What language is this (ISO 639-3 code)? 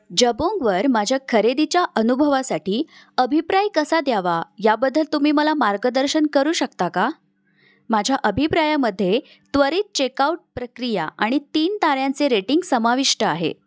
mar